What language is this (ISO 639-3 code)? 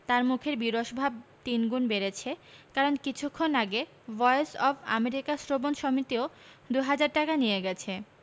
ben